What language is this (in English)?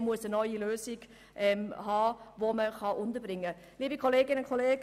Swiss German